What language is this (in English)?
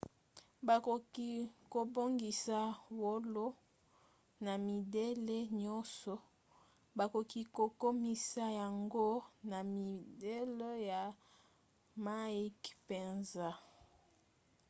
Lingala